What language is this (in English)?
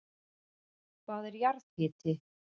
Icelandic